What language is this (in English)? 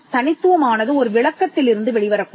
Tamil